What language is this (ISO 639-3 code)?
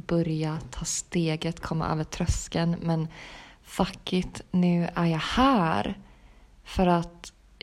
swe